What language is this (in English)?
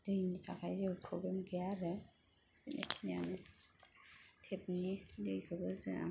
Bodo